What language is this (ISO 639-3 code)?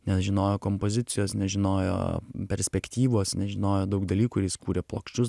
lit